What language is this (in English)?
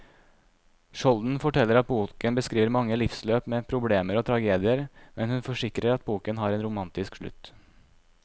Norwegian